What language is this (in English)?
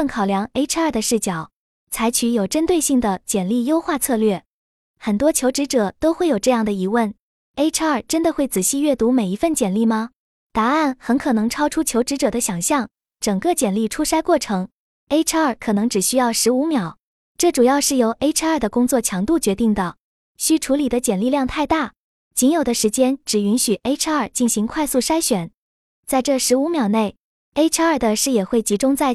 Chinese